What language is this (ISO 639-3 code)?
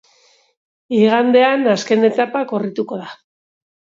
eus